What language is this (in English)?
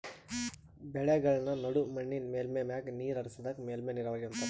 Kannada